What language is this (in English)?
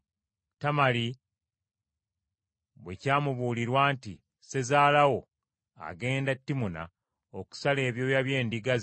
Ganda